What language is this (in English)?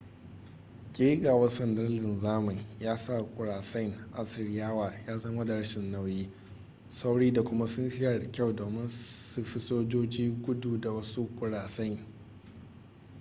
Hausa